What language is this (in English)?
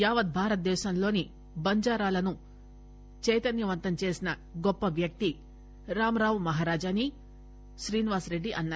Telugu